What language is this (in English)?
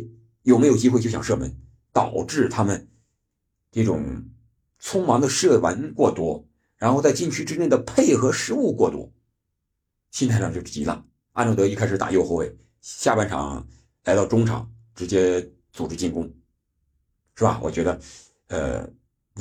Chinese